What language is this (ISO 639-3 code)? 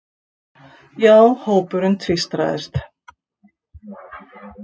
isl